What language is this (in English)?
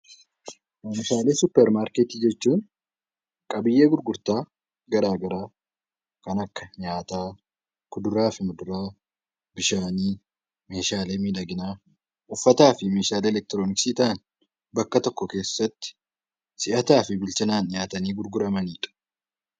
Oromo